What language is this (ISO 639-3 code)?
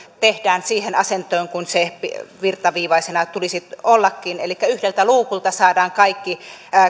fin